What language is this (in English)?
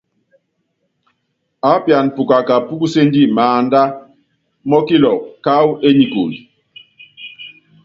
Yangben